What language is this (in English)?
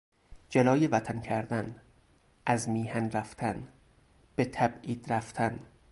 Persian